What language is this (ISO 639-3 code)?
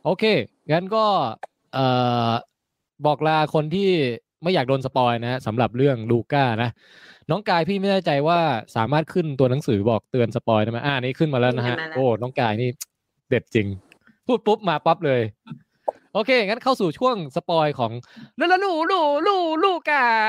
tha